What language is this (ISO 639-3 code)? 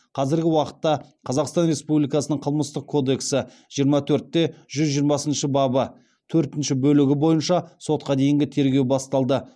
kaz